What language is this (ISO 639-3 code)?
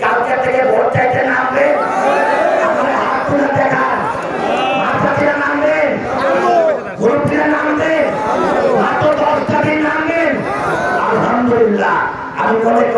ind